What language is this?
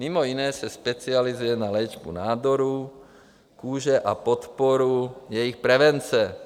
Czech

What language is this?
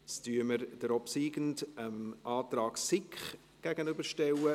Swiss German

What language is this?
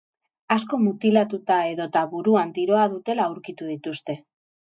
Basque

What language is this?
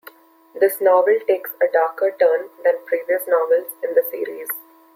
English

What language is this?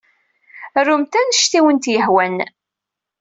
Kabyle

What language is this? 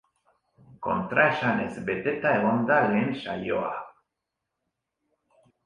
Basque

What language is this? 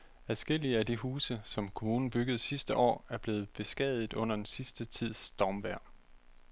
Danish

